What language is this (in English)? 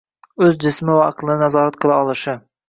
Uzbek